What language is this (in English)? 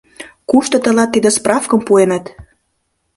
Mari